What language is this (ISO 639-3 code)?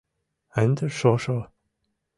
chm